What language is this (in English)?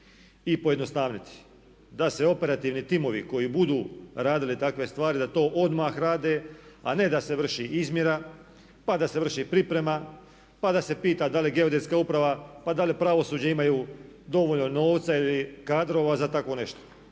Croatian